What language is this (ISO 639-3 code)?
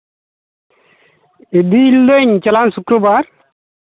sat